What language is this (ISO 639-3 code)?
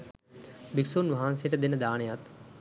sin